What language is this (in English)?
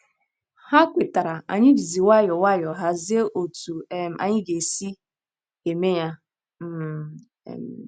Igbo